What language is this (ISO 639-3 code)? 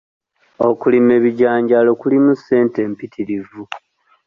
lug